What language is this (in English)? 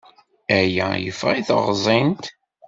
Kabyle